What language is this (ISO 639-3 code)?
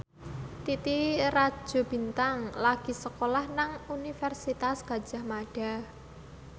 jav